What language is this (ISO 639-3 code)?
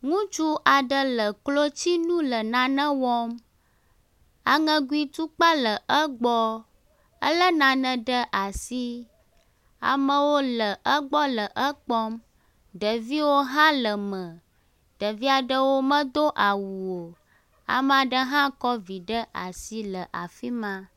ewe